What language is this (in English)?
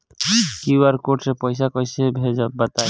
Bhojpuri